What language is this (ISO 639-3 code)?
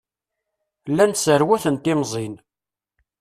kab